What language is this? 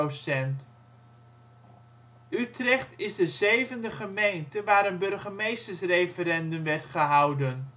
Dutch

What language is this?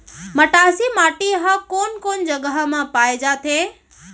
Chhattisgarhi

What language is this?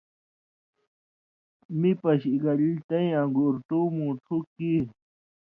Indus Kohistani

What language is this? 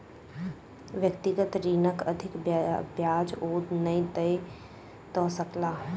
Maithili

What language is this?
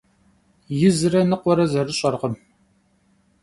Kabardian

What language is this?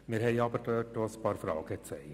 Swiss German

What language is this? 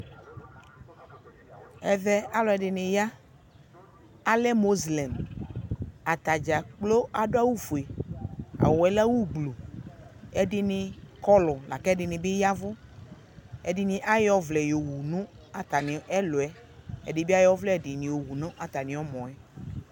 Ikposo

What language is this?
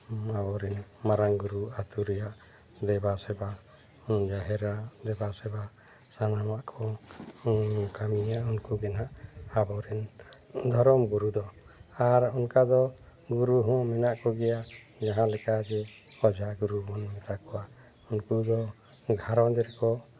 Santali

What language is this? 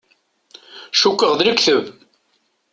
Kabyle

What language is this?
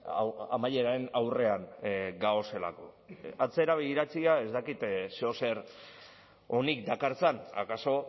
Basque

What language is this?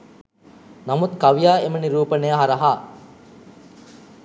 Sinhala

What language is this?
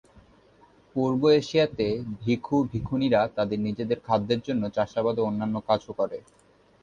Bangla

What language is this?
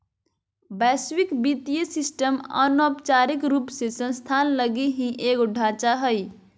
Magahi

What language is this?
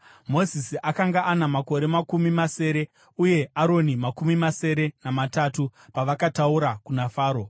Shona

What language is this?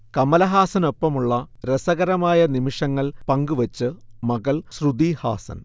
Malayalam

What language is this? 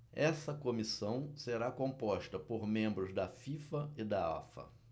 Portuguese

